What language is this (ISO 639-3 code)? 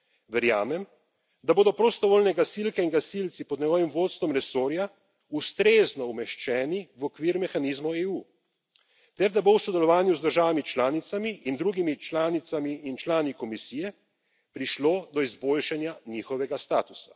slv